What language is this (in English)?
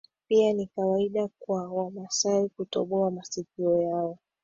Swahili